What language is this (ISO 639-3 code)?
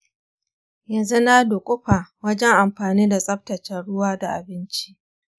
hau